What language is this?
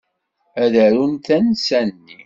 Kabyle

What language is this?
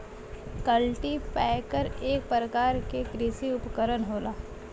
Bhojpuri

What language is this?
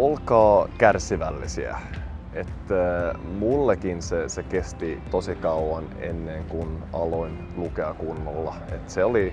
Finnish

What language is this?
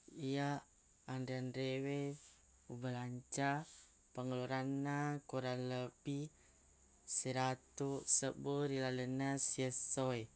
Buginese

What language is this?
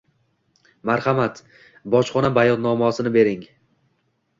Uzbek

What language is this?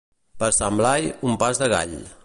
Catalan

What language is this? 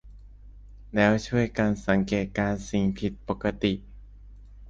Thai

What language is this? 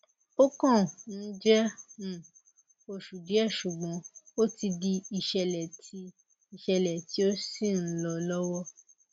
Yoruba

